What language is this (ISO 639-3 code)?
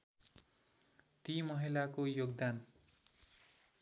nep